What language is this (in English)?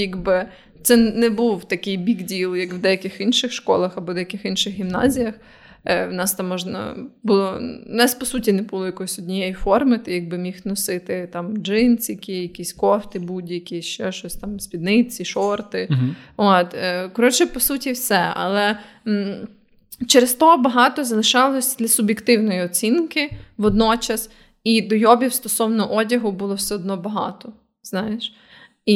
Ukrainian